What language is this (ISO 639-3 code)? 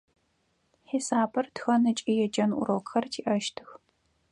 ady